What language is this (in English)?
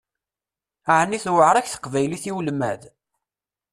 Kabyle